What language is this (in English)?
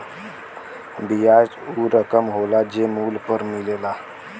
Bhojpuri